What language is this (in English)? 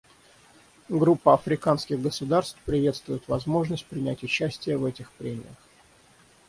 Russian